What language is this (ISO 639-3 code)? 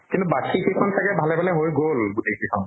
asm